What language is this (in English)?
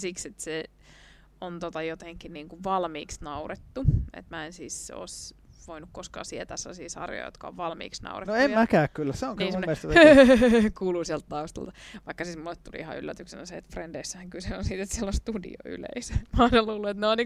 Finnish